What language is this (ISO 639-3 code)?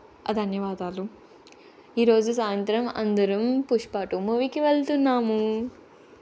tel